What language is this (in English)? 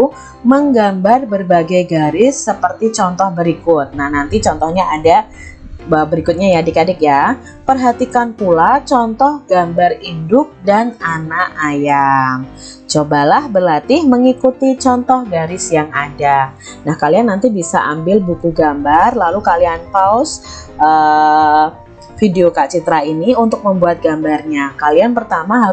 Indonesian